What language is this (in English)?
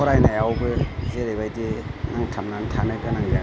Bodo